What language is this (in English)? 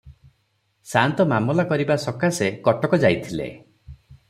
Odia